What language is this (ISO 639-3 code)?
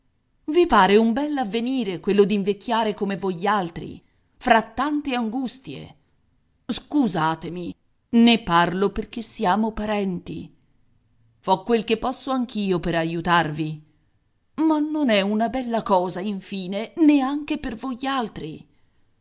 ita